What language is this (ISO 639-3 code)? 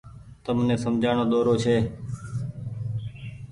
gig